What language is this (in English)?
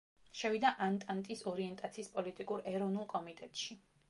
Georgian